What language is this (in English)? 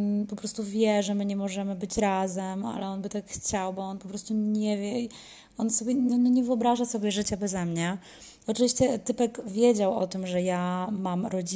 Polish